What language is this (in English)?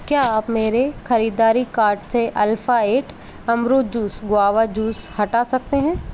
Hindi